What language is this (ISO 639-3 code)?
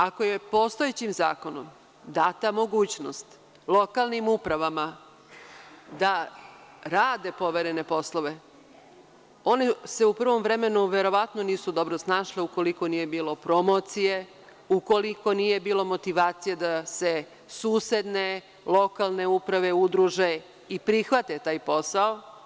srp